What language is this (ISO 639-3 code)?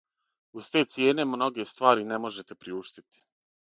srp